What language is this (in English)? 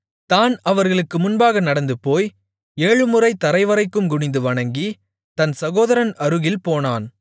Tamil